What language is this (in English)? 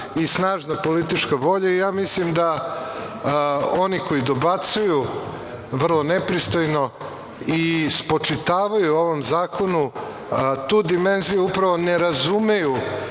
Serbian